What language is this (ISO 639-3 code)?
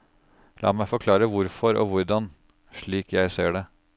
nor